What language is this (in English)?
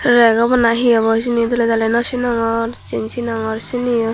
Chakma